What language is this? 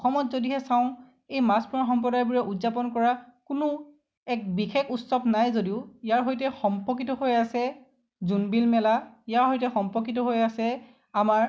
Assamese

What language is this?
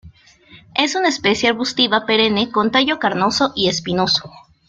Spanish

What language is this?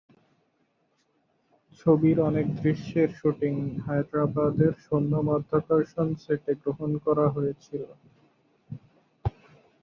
Bangla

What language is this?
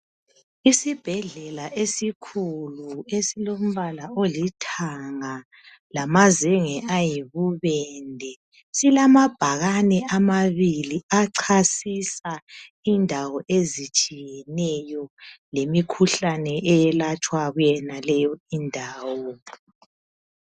North Ndebele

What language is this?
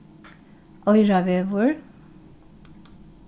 Faroese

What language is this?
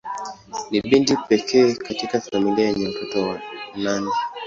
Swahili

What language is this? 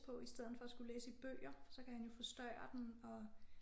Danish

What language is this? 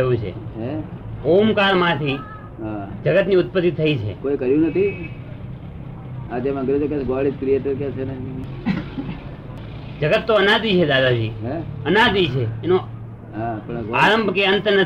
Gujarati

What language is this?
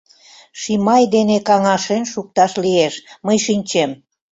Mari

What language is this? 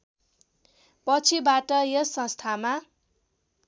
Nepali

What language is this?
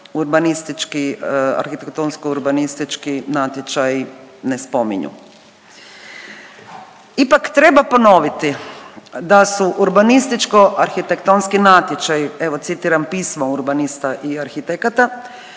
Croatian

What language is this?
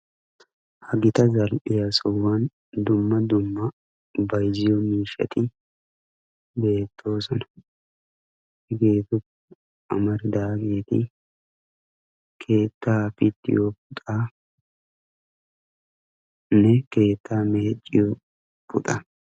Wolaytta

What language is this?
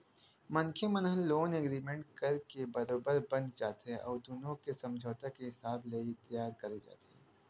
Chhattisgarhi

